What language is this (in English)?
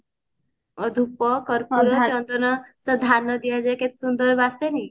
Odia